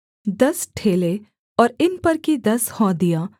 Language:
Hindi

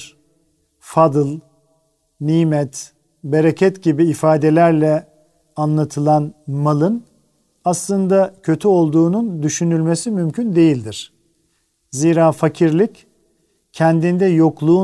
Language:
Turkish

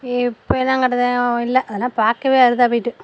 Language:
Tamil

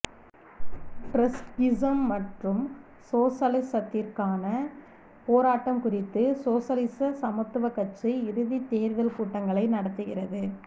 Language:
Tamil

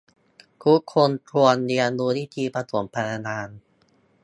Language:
Thai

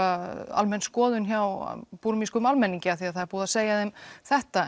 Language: Icelandic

